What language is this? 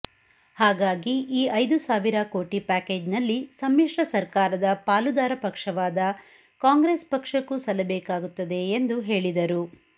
Kannada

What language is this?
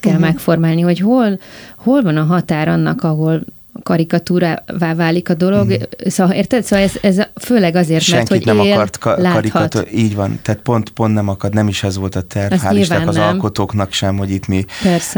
Hungarian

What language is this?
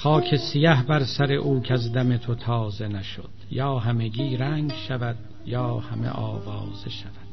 Persian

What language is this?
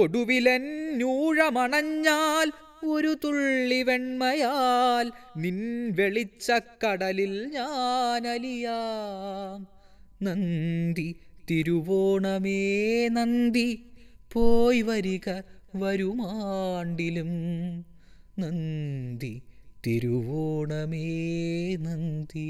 Malayalam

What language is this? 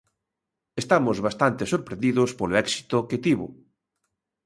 Galician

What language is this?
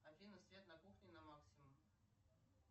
Russian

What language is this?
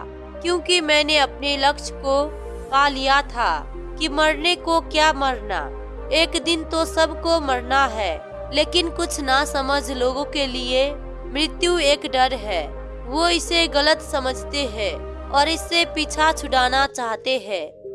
Hindi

